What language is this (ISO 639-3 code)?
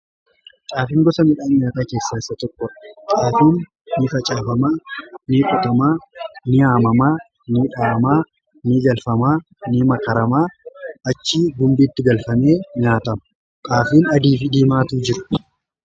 orm